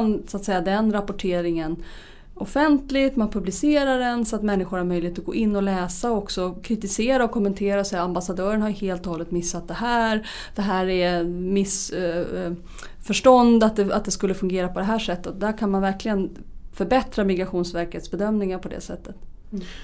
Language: Swedish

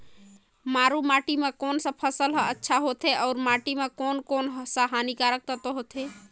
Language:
Chhattisgarhi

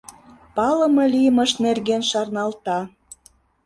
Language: Mari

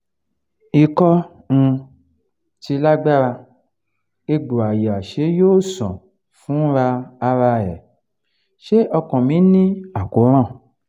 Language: Yoruba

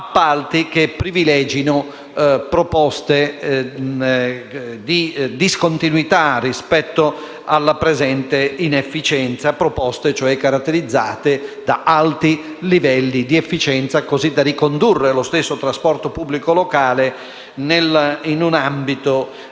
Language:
Italian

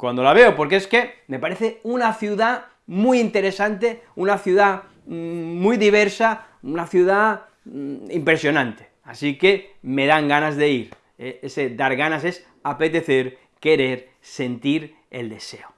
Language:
Spanish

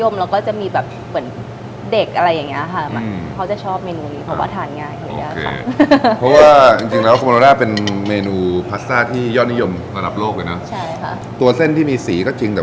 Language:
Thai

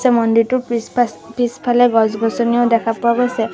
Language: Assamese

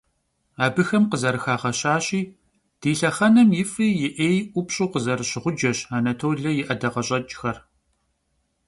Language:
Kabardian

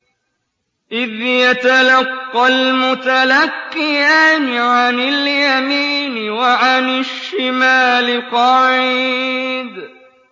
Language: Arabic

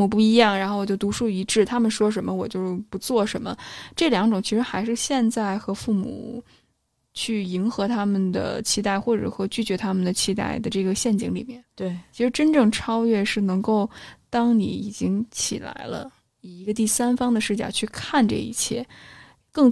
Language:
Chinese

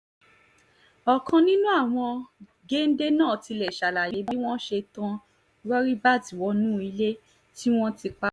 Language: Yoruba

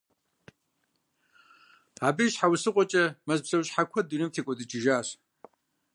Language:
Kabardian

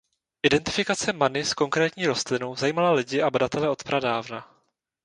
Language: Czech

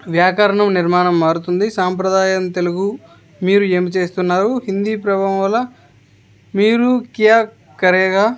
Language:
Telugu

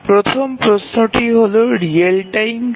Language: Bangla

